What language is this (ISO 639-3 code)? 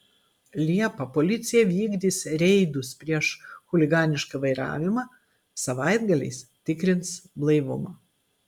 lit